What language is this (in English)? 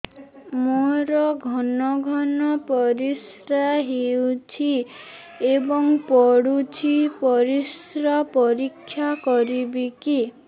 Odia